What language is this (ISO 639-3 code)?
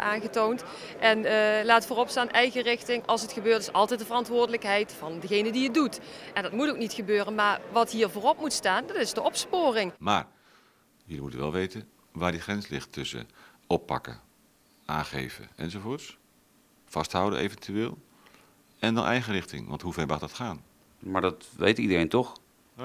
nld